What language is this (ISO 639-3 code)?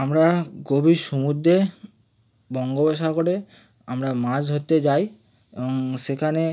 ben